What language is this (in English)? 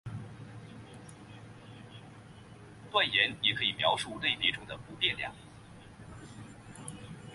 Chinese